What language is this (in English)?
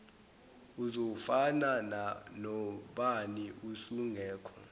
Zulu